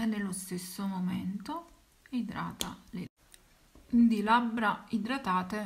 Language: Italian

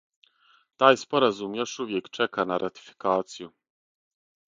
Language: Serbian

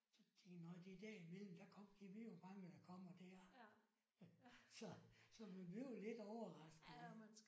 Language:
Danish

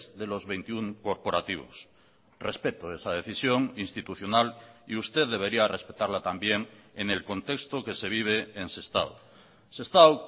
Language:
Spanish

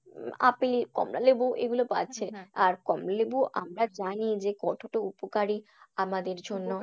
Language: Bangla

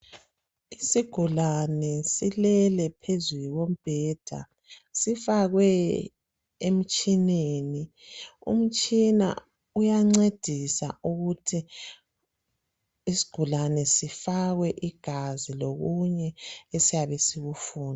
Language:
North Ndebele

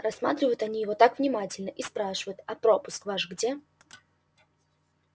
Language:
Russian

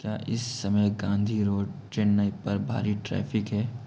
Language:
Hindi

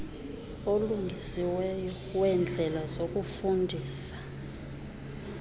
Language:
Xhosa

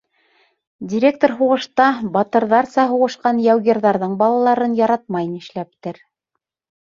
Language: Bashkir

